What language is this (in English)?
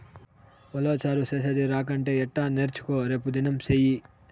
Telugu